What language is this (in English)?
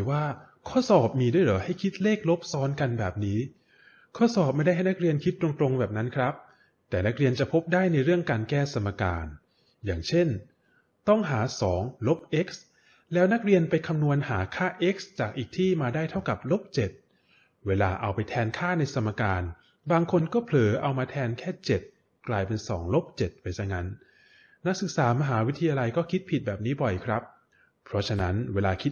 Thai